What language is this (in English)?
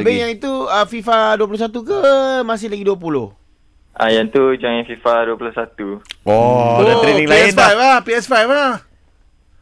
Malay